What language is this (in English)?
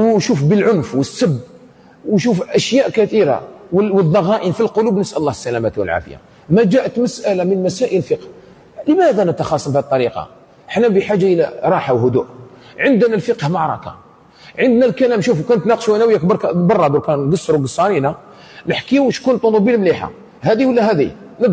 Arabic